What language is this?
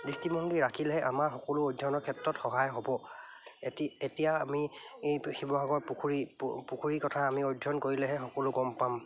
Assamese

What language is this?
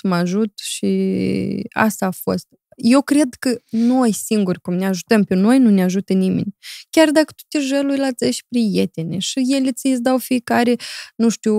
Romanian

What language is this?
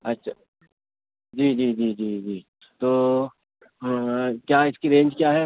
Urdu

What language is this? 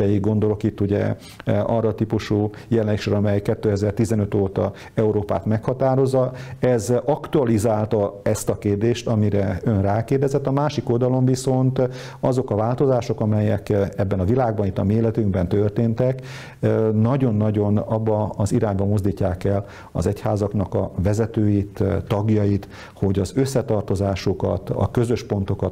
Hungarian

